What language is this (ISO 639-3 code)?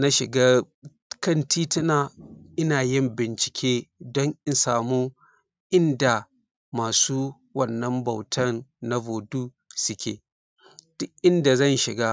hau